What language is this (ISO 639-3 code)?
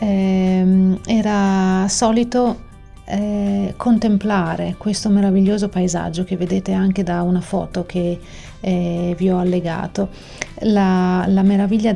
ita